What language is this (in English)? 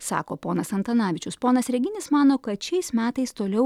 Lithuanian